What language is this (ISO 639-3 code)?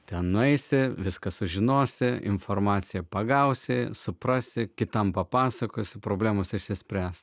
lit